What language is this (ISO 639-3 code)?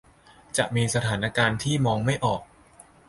tha